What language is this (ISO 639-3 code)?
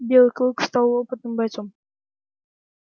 rus